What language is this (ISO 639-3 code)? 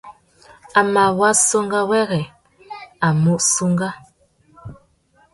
bag